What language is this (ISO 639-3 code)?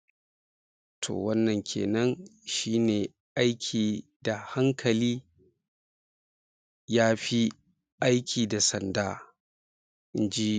hau